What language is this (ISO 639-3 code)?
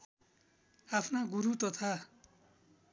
nep